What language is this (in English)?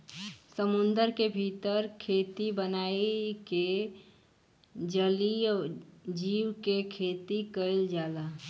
Bhojpuri